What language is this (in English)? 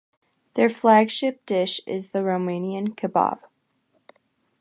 English